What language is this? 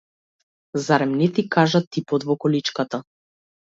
Macedonian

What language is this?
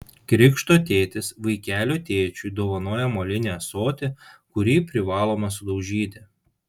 Lithuanian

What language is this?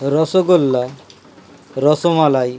Bangla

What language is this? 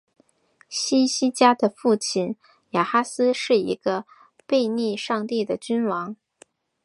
Chinese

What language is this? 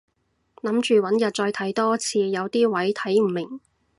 Cantonese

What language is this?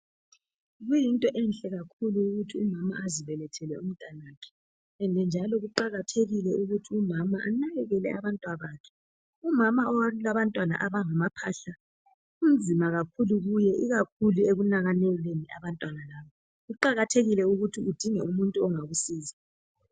North Ndebele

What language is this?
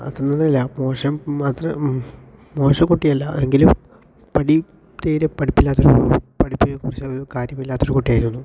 Malayalam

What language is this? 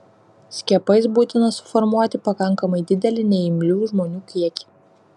Lithuanian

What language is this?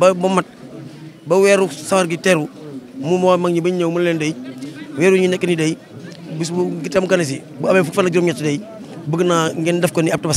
Indonesian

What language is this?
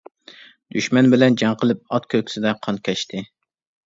Uyghur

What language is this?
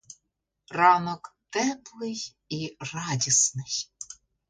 Ukrainian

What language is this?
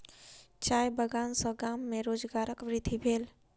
Maithili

